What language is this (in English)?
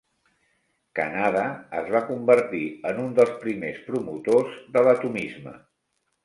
Catalan